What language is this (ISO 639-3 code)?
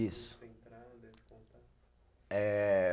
por